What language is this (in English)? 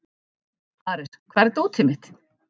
Icelandic